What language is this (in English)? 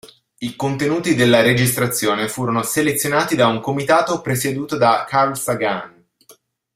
Italian